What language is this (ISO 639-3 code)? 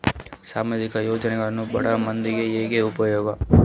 kan